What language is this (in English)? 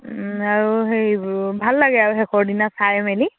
Assamese